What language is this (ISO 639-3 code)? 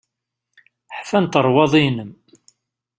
kab